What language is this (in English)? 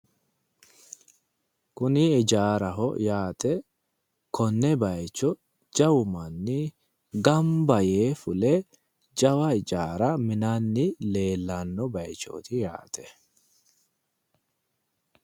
Sidamo